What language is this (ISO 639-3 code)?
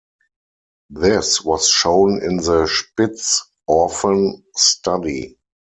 eng